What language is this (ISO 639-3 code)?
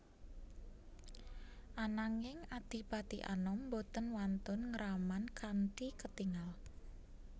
jav